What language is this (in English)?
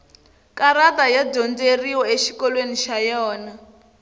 Tsonga